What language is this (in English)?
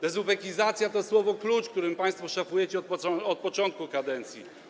Polish